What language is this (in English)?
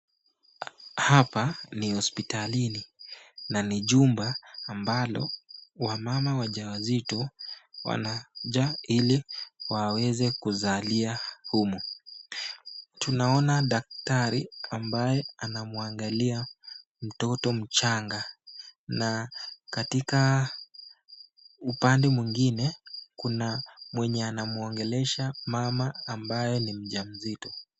Swahili